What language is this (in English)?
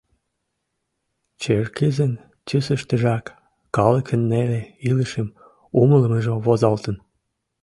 Mari